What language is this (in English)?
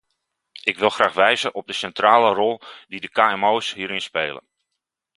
Dutch